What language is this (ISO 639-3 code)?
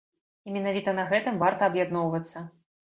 bel